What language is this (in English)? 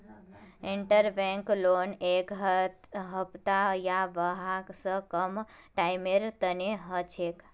Magahi